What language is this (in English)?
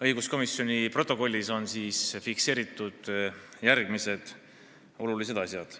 Estonian